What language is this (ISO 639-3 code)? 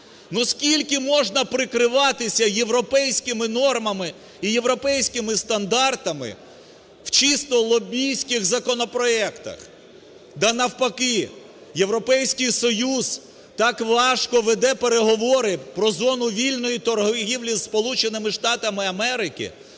ukr